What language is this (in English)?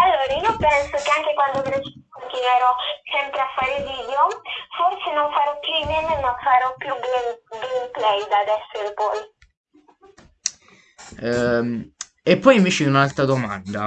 Italian